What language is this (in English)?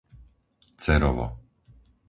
Slovak